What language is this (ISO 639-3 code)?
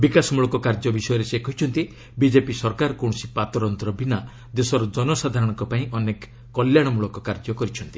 ori